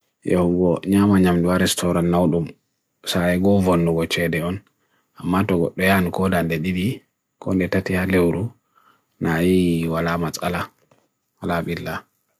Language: Bagirmi Fulfulde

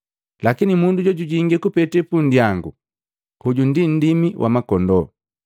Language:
Matengo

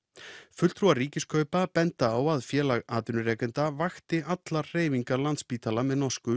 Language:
Icelandic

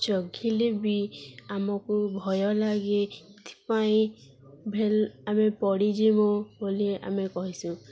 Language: Odia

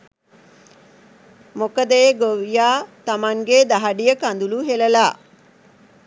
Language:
Sinhala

